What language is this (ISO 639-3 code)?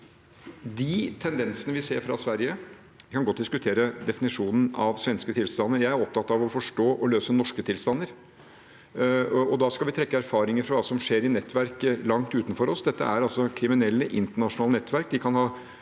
nor